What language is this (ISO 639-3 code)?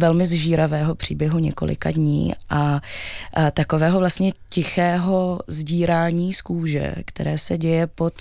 ces